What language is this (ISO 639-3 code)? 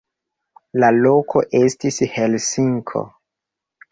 epo